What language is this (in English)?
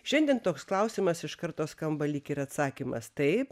Lithuanian